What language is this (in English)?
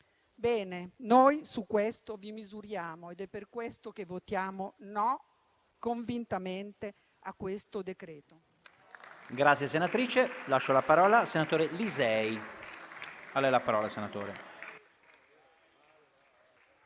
Italian